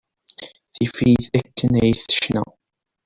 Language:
Kabyle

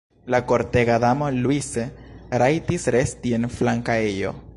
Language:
Esperanto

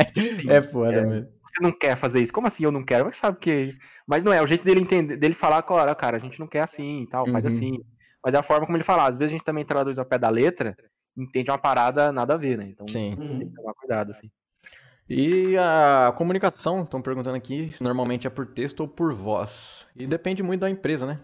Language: Portuguese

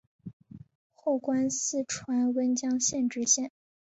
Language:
Chinese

